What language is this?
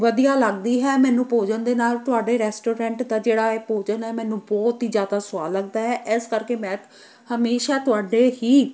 Punjabi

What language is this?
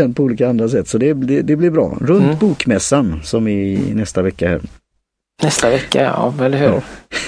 Swedish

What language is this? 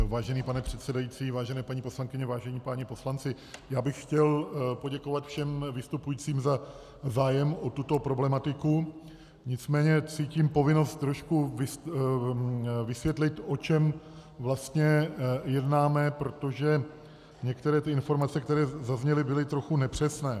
Czech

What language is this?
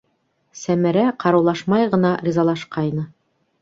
Bashkir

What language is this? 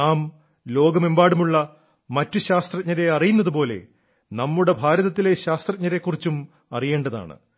Malayalam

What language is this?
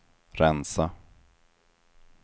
Swedish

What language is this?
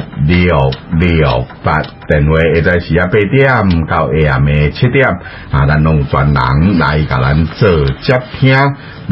Chinese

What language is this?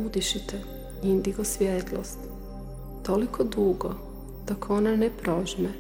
Croatian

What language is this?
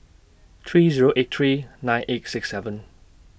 English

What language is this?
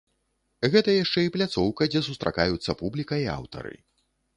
Belarusian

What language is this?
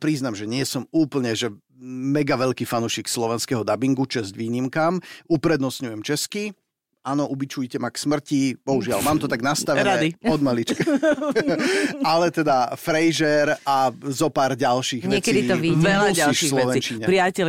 Slovak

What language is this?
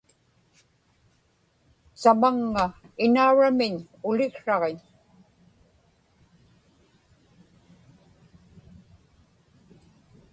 Inupiaq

